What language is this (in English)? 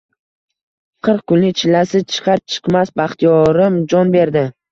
Uzbek